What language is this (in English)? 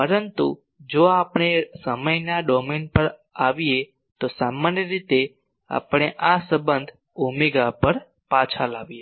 Gujarati